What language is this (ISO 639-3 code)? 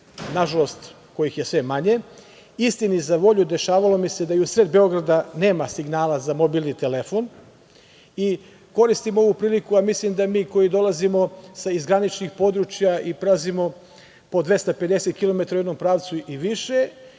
srp